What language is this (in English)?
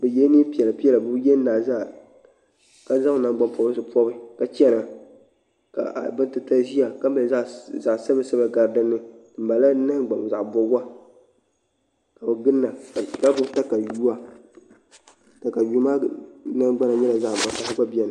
Dagbani